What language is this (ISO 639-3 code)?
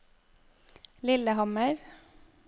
nor